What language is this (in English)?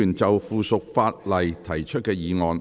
Cantonese